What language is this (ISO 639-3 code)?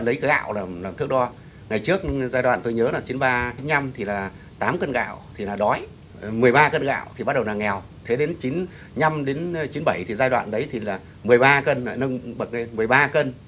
vie